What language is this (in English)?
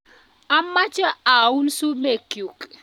Kalenjin